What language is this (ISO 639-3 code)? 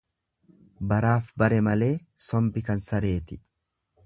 orm